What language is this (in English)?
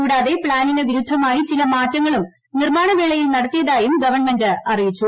Malayalam